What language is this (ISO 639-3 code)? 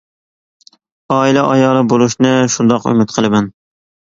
uig